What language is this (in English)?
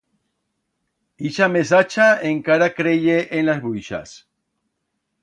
Aragonese